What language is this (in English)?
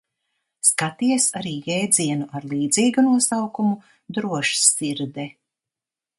Latvian